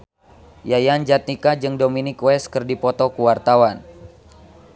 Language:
Sundanese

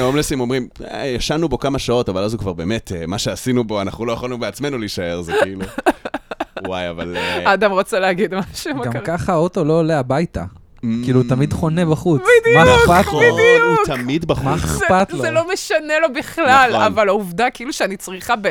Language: Hebrew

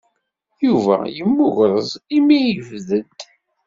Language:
Kabyle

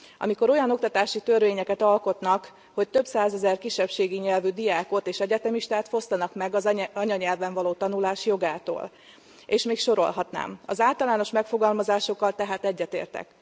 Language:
Hungarian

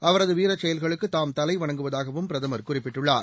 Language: Tamil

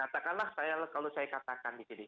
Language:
Indonesian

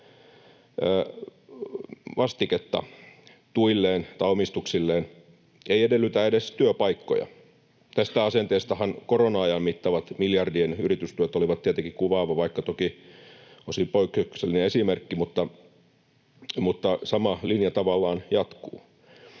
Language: Finnish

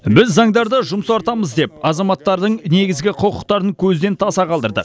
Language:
Kazakh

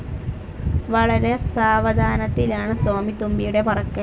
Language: Malayalam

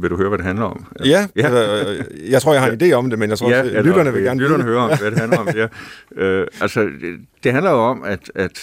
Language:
Danish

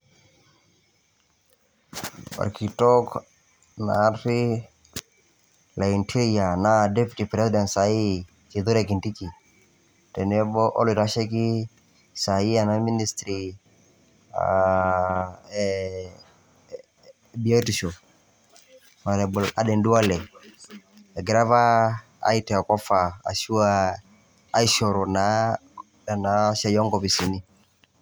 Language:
Masai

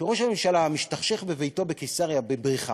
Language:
Hebrew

